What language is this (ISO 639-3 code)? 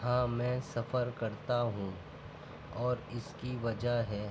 urd